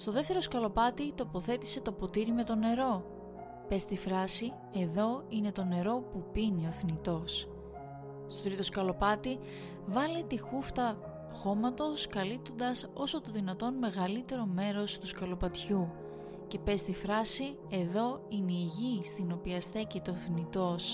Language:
Greek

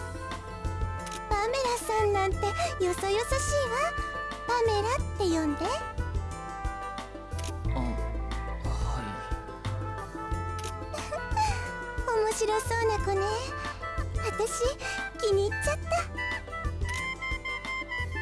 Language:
Indonesian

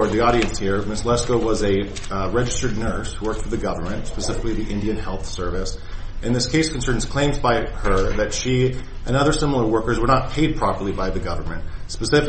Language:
English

